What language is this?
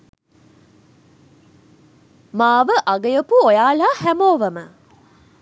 Sinhala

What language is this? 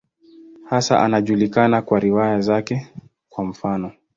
Swahili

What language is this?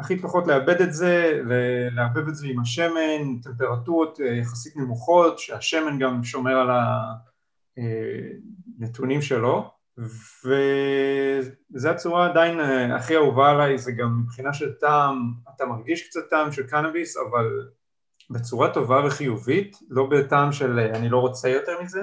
Hebrew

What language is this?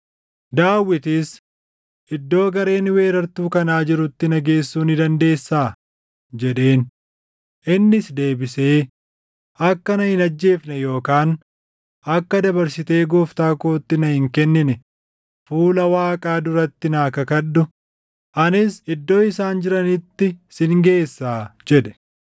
Oromo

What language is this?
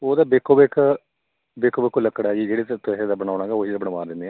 Punjabi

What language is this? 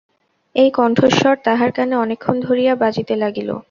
Bangla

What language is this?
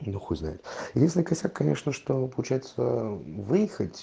Russian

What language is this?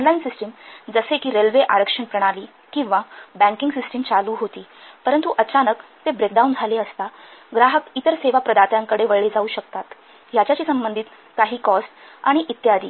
Marathi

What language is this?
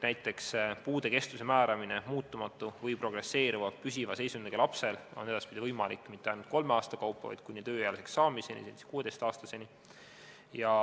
Estonian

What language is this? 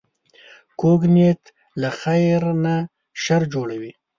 Pashto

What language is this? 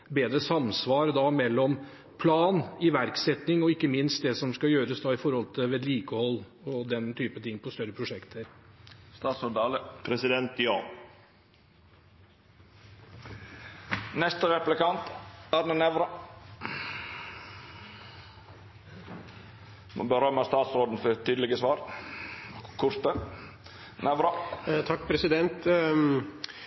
Norwegian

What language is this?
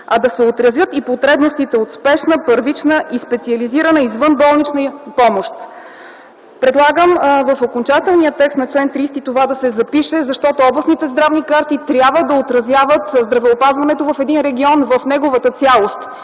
Bulgarian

